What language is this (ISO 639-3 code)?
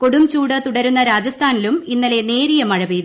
mal